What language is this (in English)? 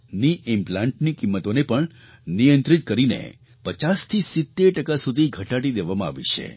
Gujarati